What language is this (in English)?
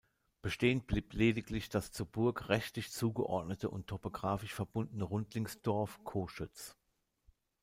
German